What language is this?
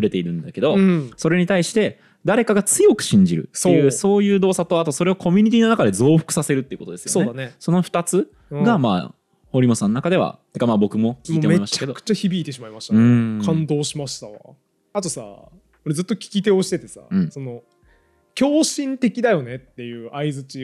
Japanese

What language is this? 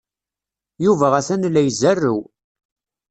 Kabyle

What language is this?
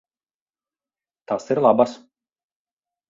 Latvian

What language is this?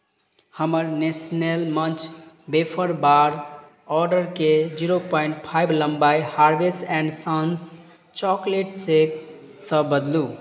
Maithili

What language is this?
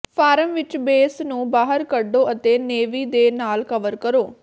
Punjabi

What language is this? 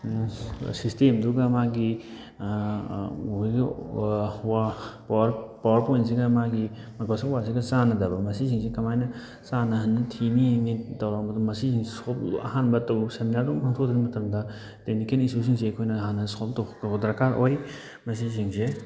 Manipuri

